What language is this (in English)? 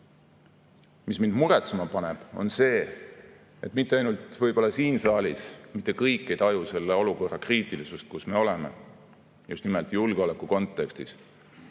Estonian